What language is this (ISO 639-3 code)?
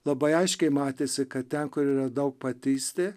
lit